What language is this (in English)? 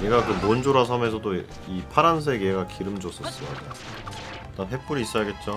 Korean